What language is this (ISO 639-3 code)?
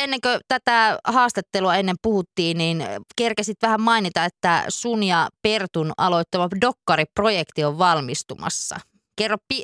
fin